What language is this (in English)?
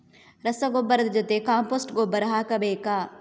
Kannada